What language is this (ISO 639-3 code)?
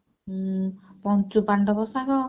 ori